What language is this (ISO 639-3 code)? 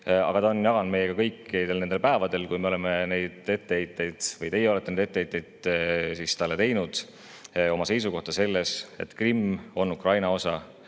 est